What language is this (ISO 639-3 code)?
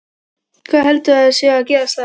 isl